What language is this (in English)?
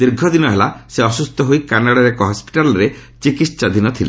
Odia